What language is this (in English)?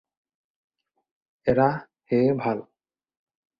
Assamese